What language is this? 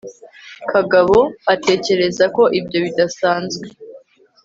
Kinyarwanda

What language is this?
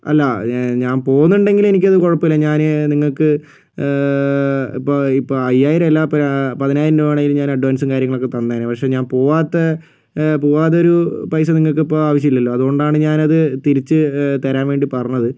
Malayalam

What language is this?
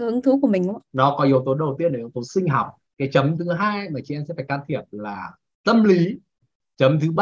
Vietnamese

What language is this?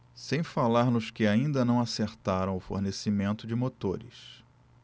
Portuguese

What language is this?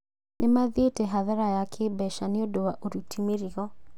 Kikuyu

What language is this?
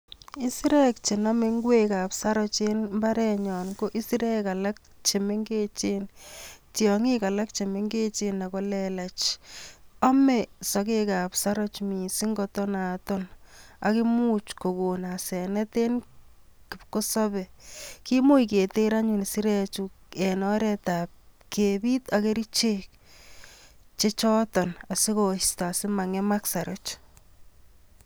Kalenjin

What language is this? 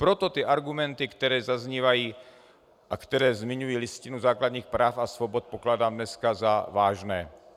Czech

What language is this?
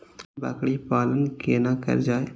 Maithili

